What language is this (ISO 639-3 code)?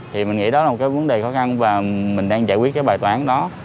vie